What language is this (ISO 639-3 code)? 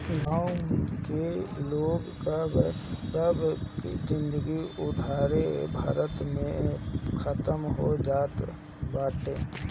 bho